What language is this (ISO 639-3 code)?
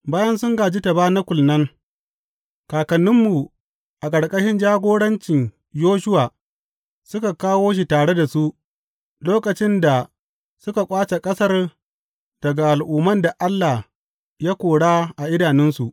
hau